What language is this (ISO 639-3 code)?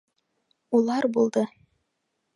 bak